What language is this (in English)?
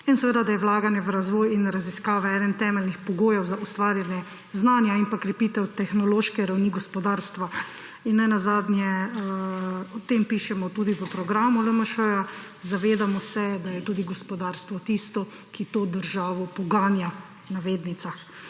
Slovenian